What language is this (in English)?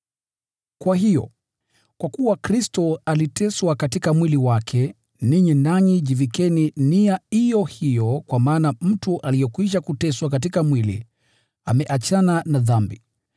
Swahili